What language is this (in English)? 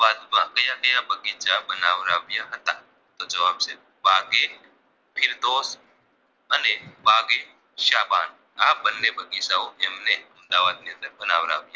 Gujarati